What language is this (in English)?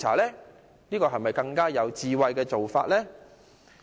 Cantonese